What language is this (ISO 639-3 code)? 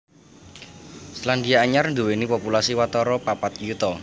jav